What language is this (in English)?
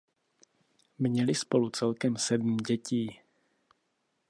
Czech